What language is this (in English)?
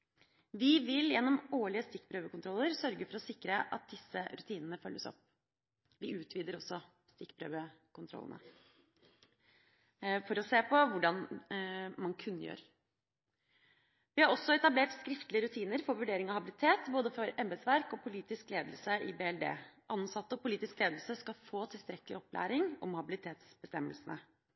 Norwegian Bokmål